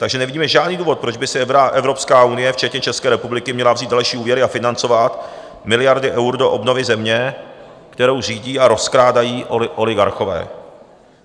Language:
Czech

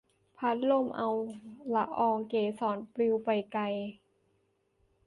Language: Thai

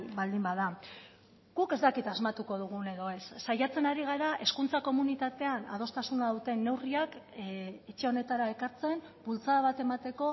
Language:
Basque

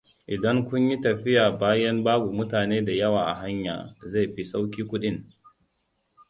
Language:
Hausa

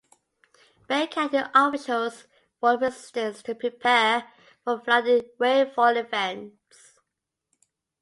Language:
English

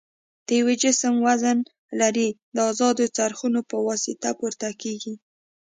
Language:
Pashto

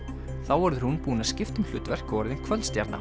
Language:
Icelandic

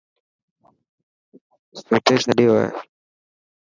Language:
Dhatki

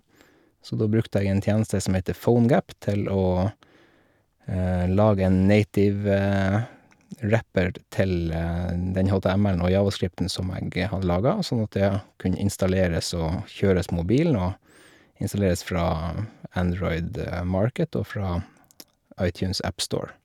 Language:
Norwegian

